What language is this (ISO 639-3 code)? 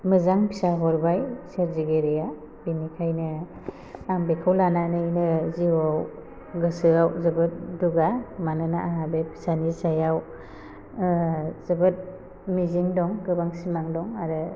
brx